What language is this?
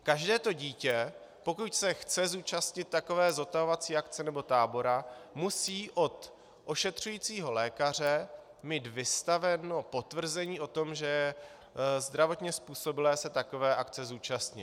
Czech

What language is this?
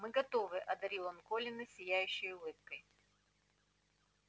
Russian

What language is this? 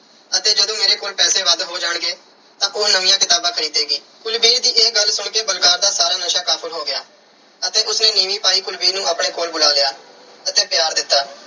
Punjabi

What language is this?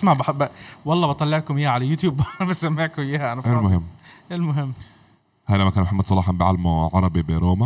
Arabic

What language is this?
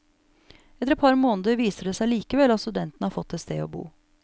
Norwegian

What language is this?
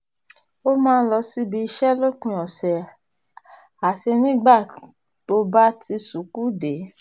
Yoruba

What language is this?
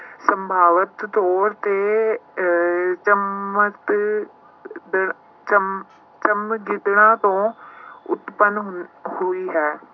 Punjabi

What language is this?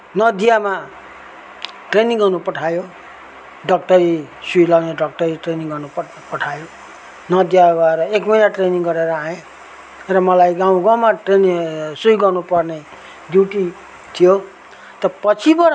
Nepali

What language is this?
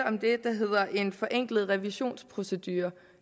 Danish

